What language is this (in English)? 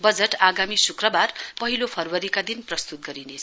Nepali